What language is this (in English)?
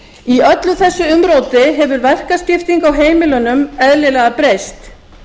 Icelandic